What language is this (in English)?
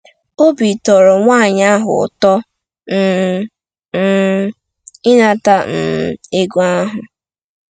Igbo